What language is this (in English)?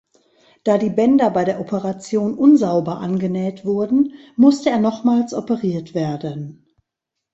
German